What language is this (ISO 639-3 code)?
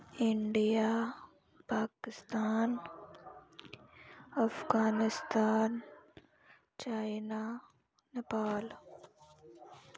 doi